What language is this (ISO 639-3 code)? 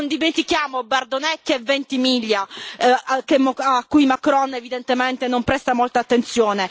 ita